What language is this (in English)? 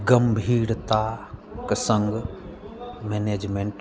Maithili